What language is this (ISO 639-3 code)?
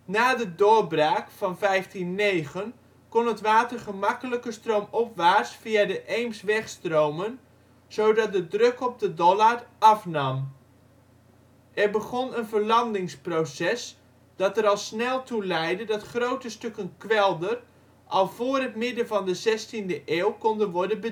nld